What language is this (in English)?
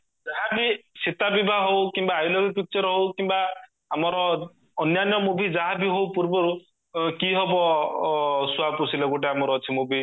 Odia